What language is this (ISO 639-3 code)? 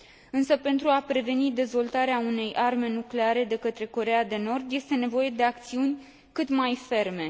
ron